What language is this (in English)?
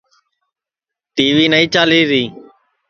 Sansi